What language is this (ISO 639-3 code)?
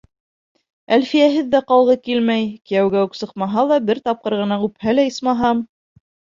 bak